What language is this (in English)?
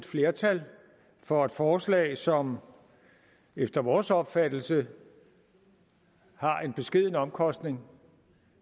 Danish